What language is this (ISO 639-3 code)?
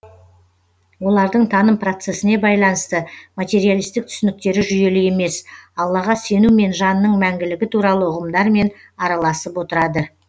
kaz